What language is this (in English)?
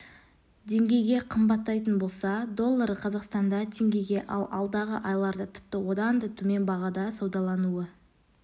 Kazakh